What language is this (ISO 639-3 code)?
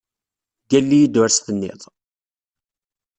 kab